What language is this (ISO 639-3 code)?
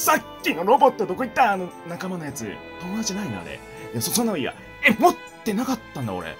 jpn